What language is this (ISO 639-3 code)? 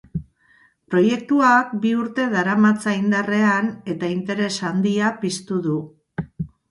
eus